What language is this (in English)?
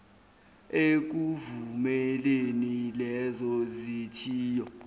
Zulu